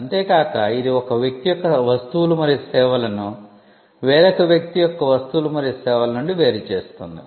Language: Telugu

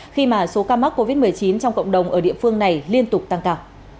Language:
Vietnamese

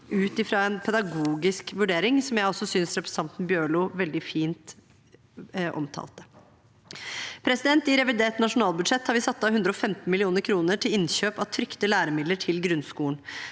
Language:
Norwegian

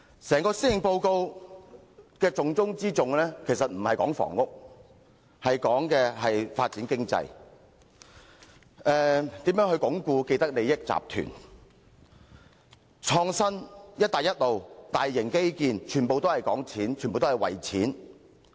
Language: Cantonese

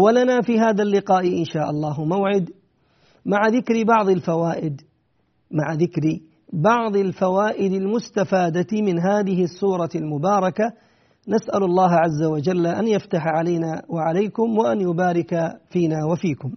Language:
Arabic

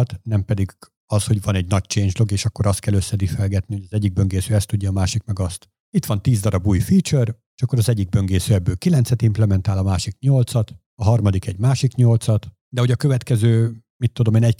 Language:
Hungarian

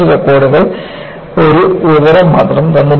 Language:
Malayalam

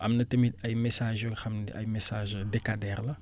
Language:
Wolof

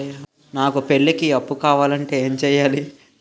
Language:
Telugu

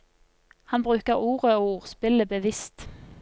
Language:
Norwegian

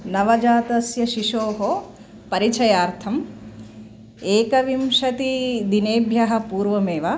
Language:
Sanskrit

